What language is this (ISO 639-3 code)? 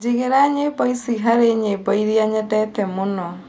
kik